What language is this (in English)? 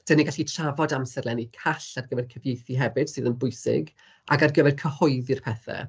Welsh